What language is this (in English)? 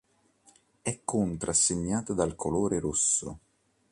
Italian